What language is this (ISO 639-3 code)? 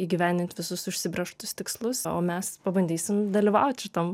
lit